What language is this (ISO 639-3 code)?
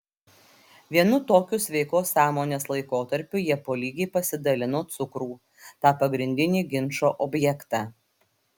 lit